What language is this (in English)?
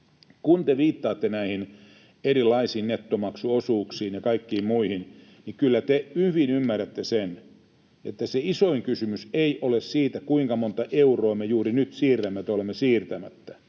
Finnish